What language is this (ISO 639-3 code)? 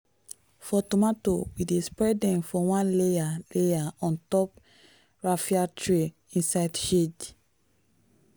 pcm